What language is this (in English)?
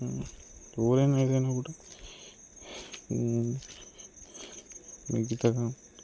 Telugu